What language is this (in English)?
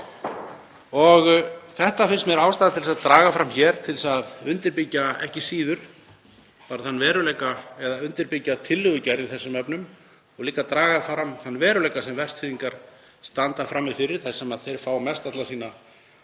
Icelandic